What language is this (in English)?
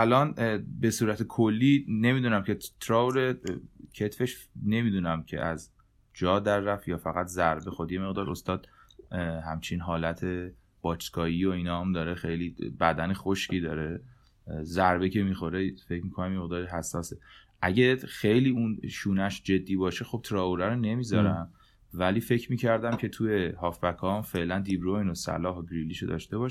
Persian